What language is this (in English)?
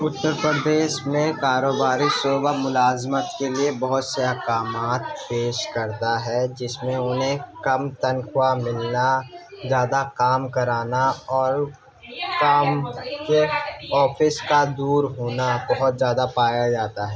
Urdu